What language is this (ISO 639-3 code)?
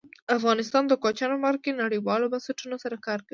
pus